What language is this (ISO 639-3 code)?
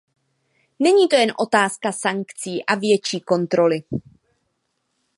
ces